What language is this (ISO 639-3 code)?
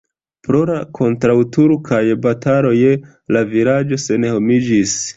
epo